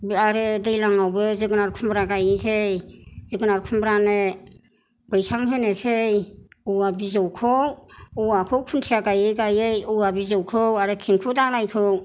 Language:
Bodo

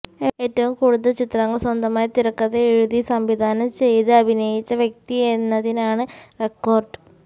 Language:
Malayalam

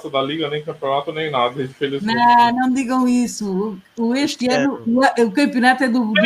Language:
Portuguese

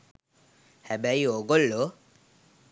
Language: Sinhala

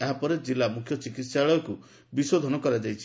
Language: Odia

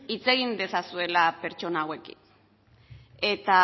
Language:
Basque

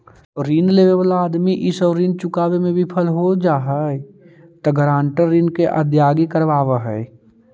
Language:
Magahi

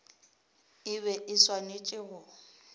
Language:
Northern Sotho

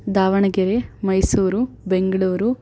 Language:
Sanskrit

